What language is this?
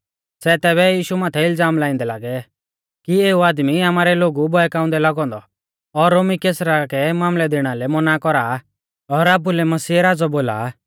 Mahasu Pahari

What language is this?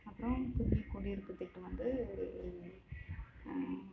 Tamil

